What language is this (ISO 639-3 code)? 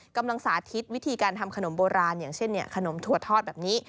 tha